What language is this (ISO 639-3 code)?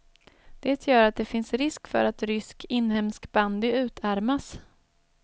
swe